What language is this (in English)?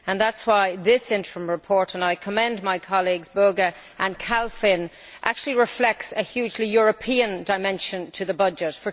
English